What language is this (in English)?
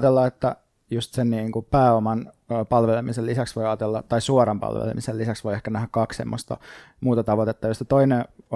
Finnish